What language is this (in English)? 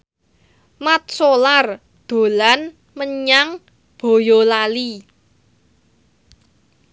Javanese